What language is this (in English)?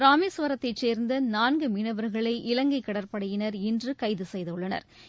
Tamil